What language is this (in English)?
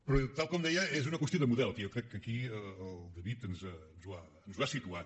Catalan